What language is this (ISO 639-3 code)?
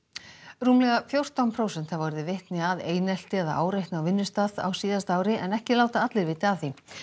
isl